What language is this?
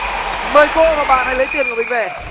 Vietnamese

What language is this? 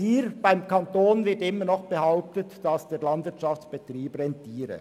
Swiss German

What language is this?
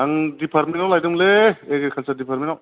Bodo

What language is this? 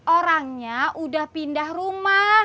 Indonesian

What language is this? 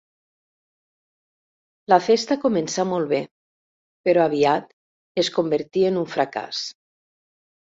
Catalan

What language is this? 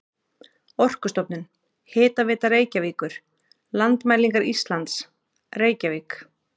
Icelandic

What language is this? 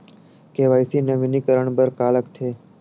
Chhattisgarhi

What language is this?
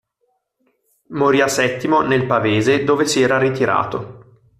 Italian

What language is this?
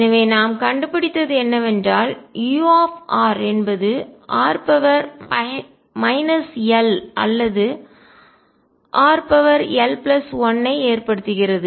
Tamil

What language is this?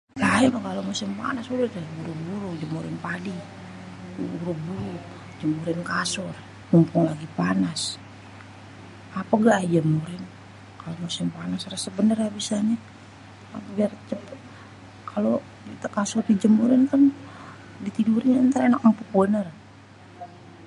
Betawi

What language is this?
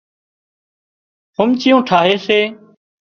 Wadiyara Koli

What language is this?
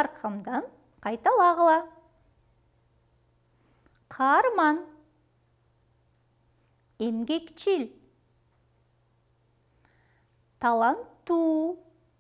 Turkish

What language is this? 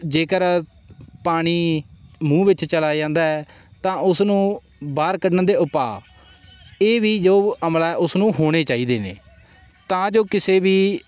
Punjabi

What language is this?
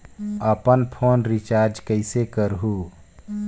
Chhattisgarhi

